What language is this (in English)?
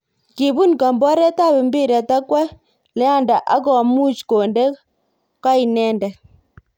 Kalenjin